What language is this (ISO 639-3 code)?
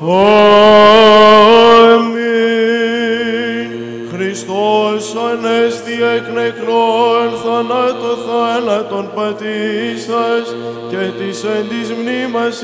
ell